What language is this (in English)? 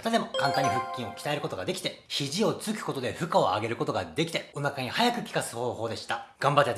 Japanese